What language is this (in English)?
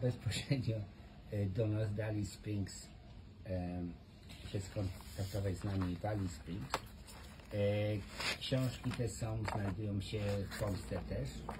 Polish